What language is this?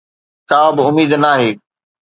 Sindhi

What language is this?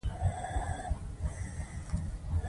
Pashto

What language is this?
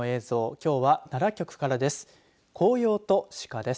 Japanese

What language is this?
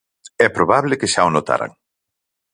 Galician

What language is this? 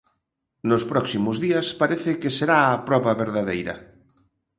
Galician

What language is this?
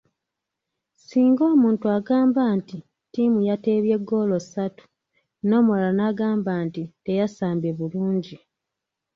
Ganda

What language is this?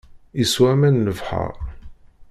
Kabyle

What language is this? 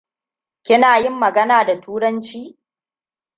Hausa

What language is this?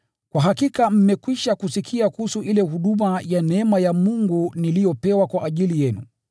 Swahili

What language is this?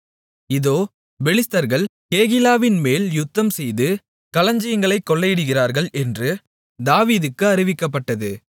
Tamil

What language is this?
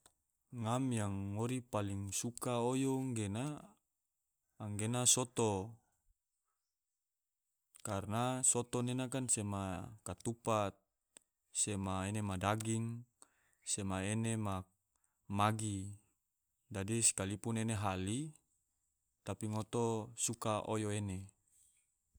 Tidore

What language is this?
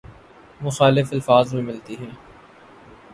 Urdu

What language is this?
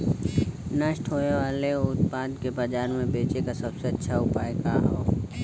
Bhojpuri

